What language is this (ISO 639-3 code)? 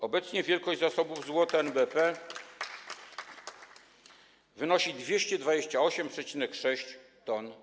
pol